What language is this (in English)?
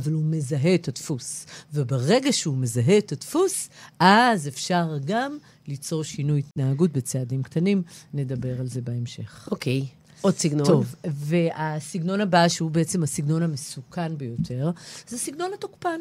Hebrew